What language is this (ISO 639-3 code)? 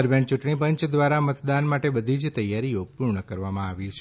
guj